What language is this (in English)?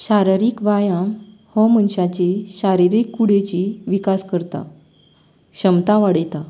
Konkani